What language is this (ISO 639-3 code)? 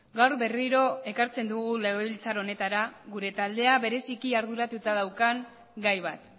eus